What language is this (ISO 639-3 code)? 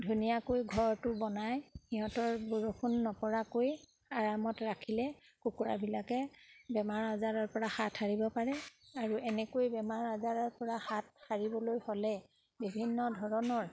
asm